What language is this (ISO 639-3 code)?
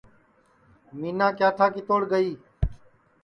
ssi